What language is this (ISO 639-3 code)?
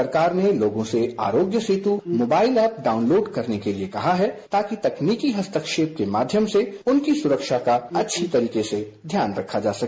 hin